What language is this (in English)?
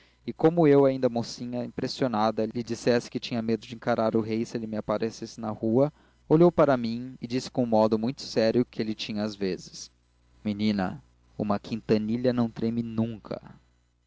Portuguese